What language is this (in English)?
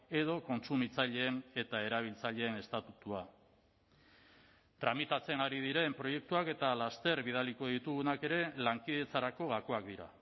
Basque